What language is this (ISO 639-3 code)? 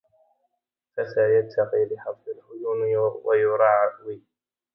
ara